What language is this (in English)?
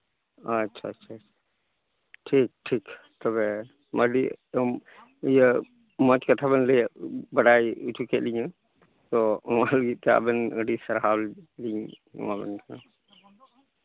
Santali